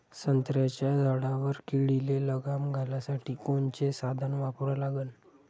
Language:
Marathi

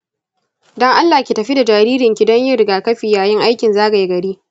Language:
Hausa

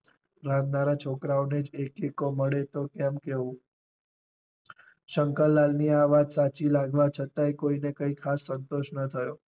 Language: Gujarati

